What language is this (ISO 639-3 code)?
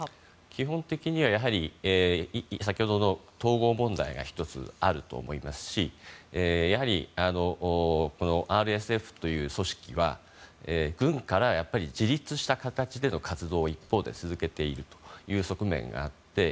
jpn